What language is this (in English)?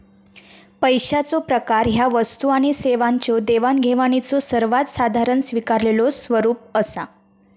Marathi